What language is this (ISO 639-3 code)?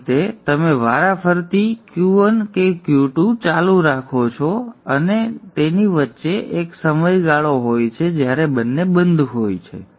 guj